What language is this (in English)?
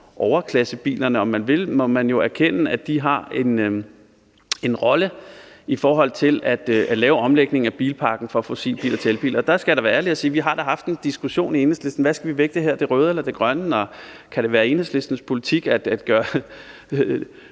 Danish